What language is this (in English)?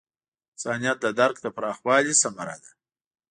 Pashto